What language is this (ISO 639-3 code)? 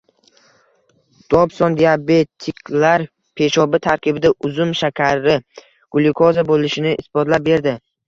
uzb